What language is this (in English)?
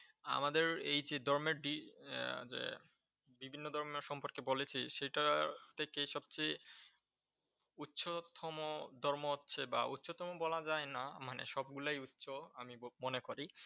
Bangla